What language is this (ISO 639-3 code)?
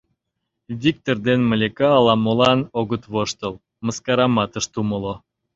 chm